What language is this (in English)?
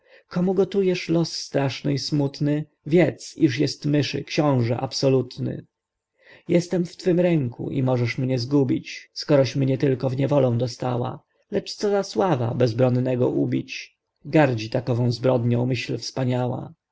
Polish